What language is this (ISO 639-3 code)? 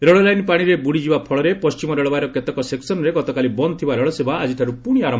ori